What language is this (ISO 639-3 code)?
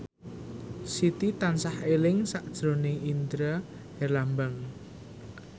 jav